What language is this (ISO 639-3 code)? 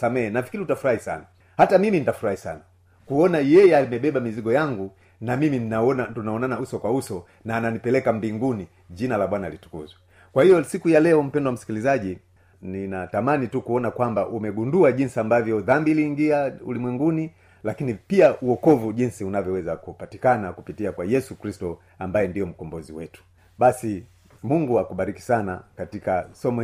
swa